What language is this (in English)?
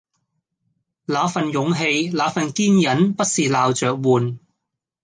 Cantonese